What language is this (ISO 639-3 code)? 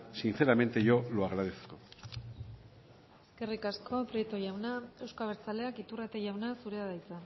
eus